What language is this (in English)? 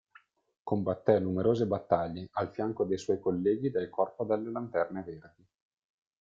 Italian